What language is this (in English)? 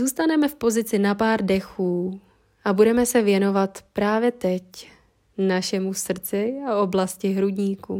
Czech